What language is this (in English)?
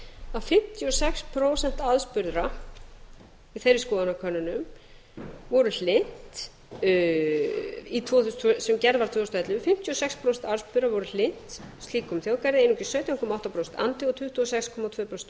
Icelandic